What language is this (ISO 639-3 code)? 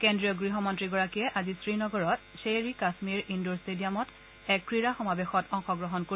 asm